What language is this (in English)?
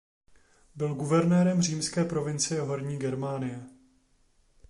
Czech